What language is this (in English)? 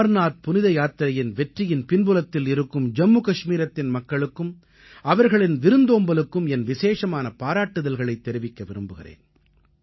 Tamil